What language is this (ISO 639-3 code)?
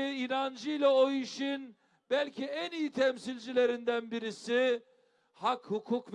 tur